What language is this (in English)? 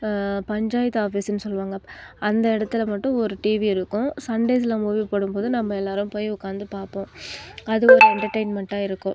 Tamil